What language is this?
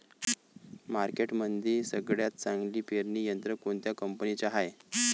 Marathi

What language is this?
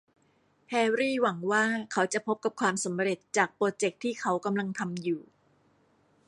Thai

